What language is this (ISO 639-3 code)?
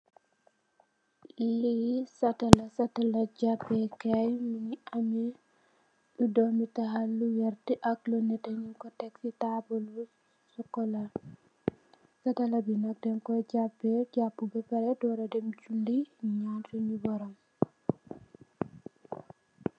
wol